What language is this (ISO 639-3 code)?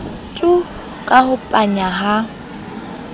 sot